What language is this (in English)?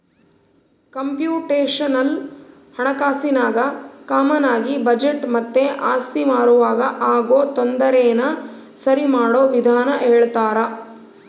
Kannada